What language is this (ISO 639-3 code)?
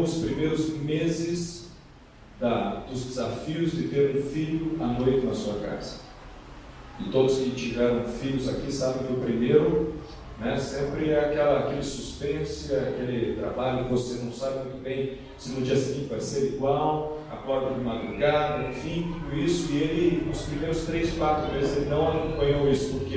por